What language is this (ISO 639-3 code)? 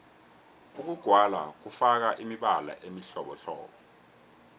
nbl